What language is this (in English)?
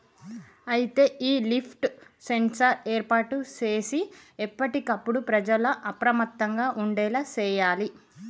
Telugu